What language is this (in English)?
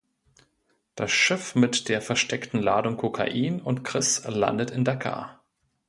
German